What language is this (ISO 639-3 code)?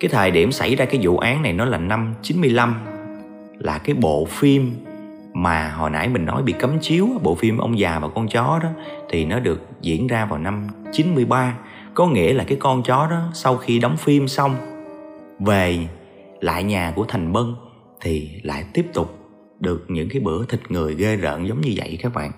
vie